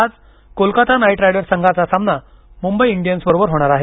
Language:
Marathi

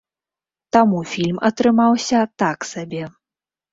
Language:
Belarusian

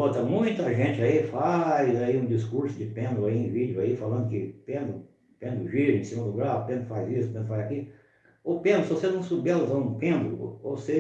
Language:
Portuguese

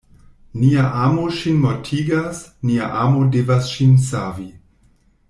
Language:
Esperanto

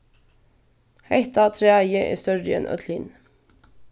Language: Faroese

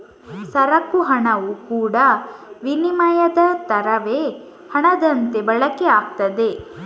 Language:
Kannada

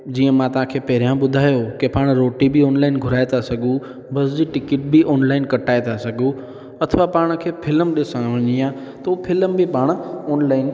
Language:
Sindhi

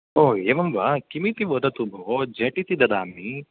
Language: Sanskrit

